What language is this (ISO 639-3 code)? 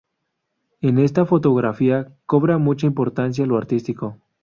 spa